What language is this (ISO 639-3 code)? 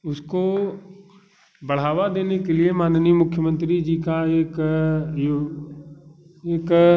hin